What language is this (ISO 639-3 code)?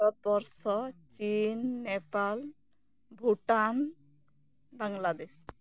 sat